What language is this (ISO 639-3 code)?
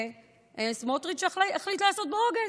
heb